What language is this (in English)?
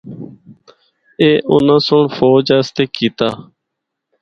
Northern Hindko